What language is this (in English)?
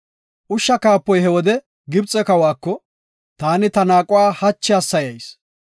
Gofa